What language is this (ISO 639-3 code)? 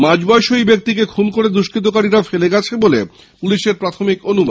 ben